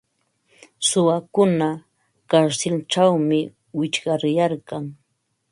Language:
Ambo-Pasco Quechua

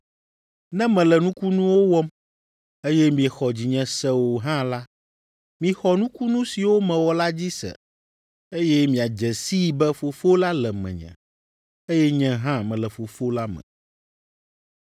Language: Ewe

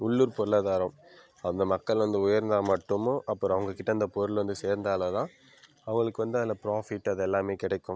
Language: Tamil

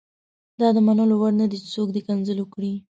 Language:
Pashto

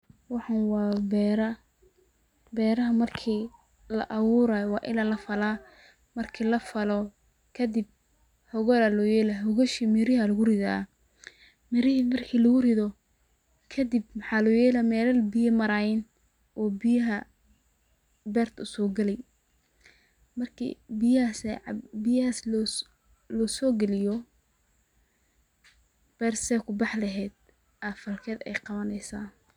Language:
Somali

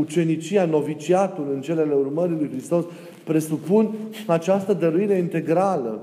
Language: Romanian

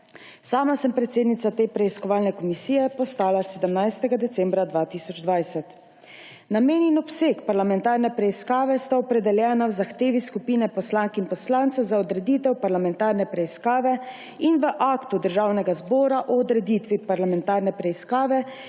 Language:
Slovenian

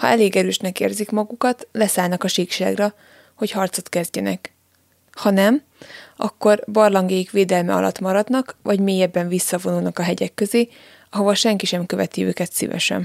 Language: Hungarian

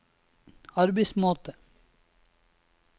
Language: Norwegian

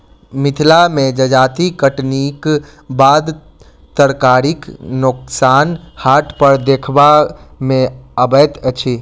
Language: Maithili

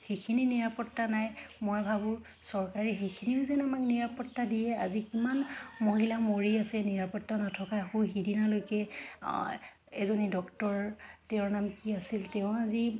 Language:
Assamese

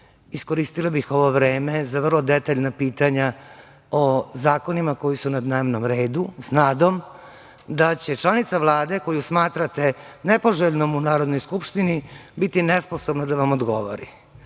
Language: Serbian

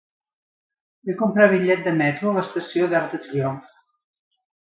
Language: Catalan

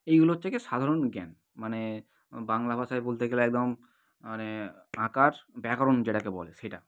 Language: Bangla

